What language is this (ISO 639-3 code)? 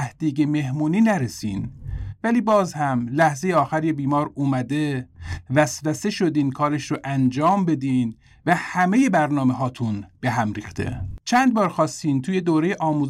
fas